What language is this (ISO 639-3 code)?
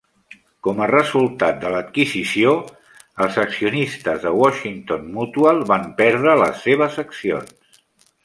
cat